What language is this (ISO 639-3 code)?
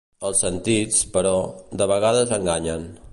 cat